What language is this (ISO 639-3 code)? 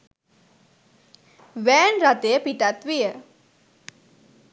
sin